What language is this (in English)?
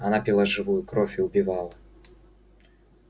Russian